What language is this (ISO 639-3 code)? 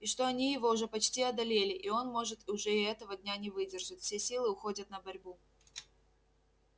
rus